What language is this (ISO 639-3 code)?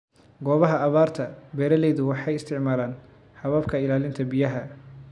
som